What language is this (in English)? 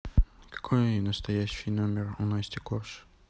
Russian